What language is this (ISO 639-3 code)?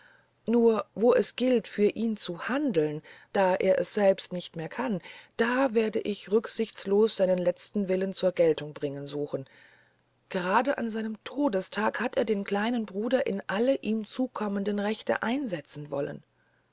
deu